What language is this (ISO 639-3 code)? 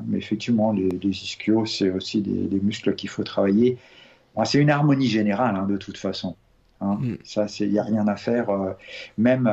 fra